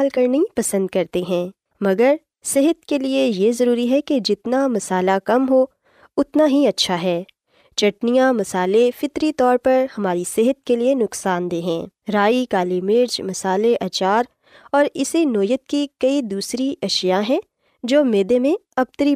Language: Urdu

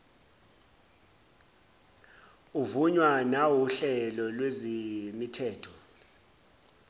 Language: Zulu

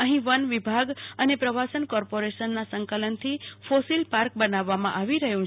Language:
Gujarati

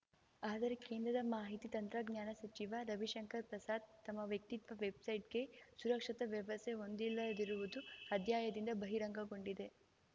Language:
Kannada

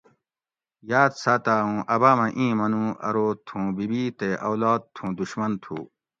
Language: Gawri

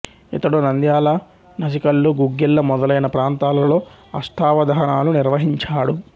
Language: Telugu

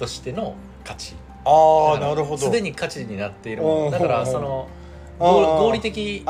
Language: Japanese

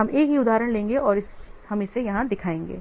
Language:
Hindi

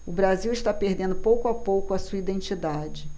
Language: Portuguese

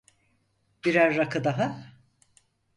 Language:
Turkish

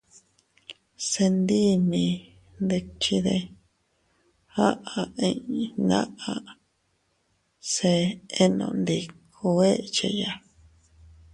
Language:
Teutila Cuicatec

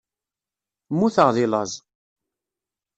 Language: Kabyle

